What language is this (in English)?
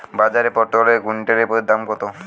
Bangla